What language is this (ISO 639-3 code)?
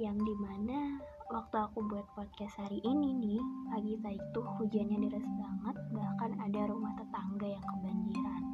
ind